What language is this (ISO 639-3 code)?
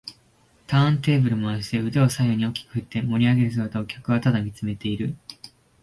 jpn